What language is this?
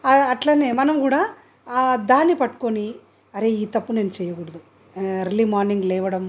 Telugu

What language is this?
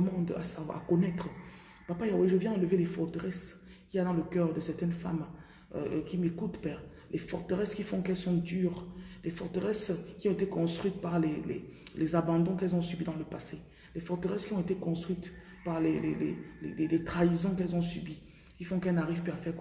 French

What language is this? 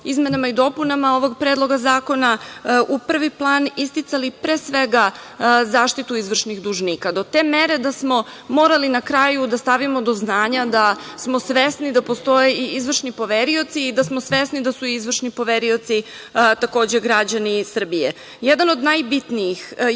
Serbian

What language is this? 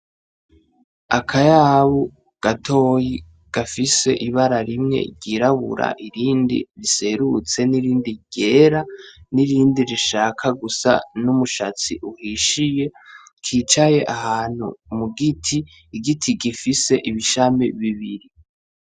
Rundi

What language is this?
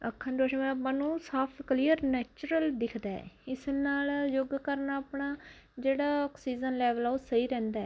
Punjabi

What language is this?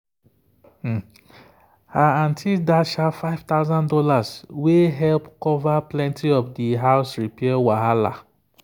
Nigerian Pidgin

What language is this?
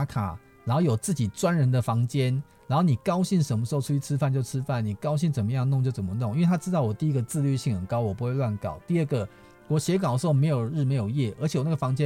Chinese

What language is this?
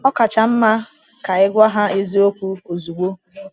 Igbo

